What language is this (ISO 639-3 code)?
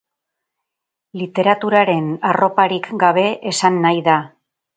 eus